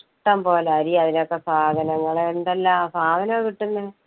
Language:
Malayalam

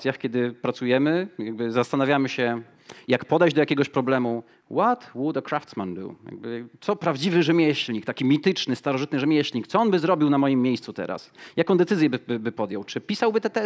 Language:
Polish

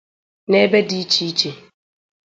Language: Igbo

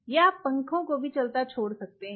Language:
Hindi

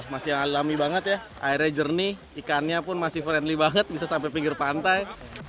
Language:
Indonesian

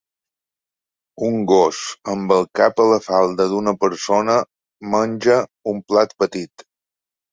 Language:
Catalan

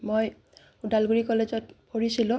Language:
Assamese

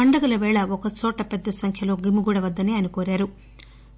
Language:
Telugu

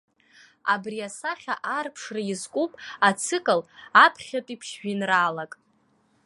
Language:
Abkhazian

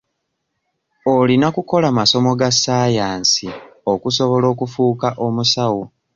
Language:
Ganda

